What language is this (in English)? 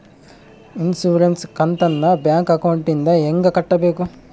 Kannada